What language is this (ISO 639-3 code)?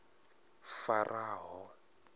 ven